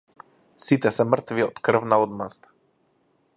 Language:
Macedonian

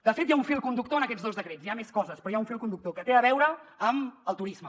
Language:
Catalan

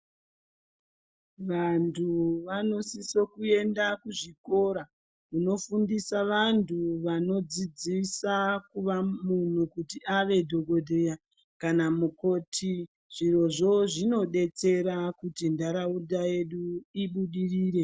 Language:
Ndau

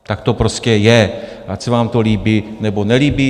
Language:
Czech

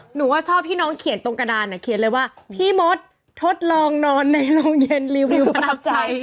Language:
Thai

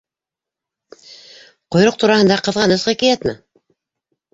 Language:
Bashkir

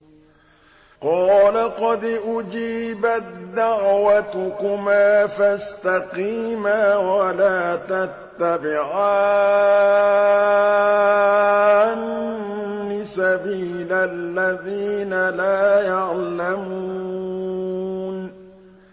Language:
Arabic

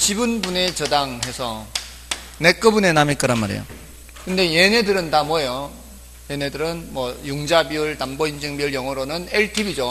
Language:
Korean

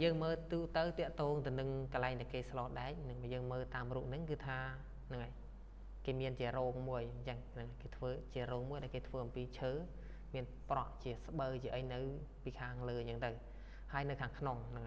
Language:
Thai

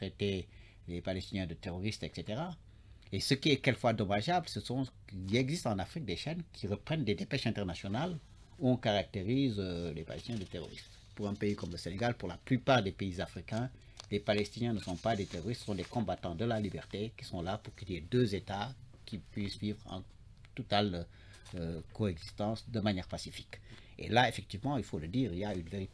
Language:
French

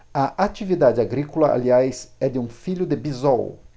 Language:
Portuguese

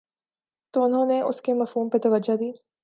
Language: Urdu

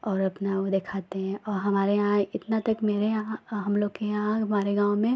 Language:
Hindi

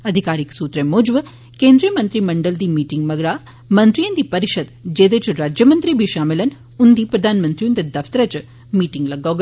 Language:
Dogri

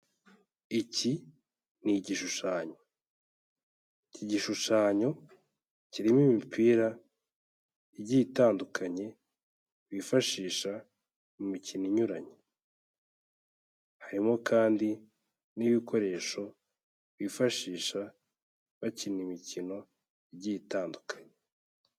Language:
Kinyarwanda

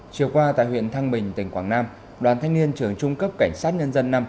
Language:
Vietnamese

